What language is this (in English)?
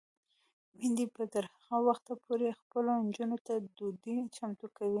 Pashto